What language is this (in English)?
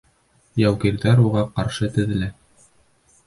Bashkir